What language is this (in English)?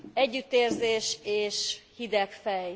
Hungarian